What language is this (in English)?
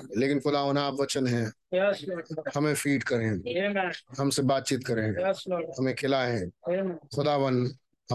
Hindi